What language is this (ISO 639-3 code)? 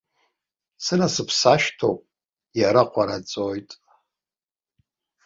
abk